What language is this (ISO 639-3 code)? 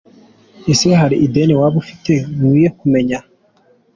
kin